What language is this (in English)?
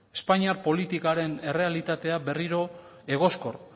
Basque